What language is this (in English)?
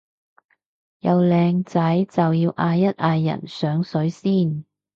Cantonese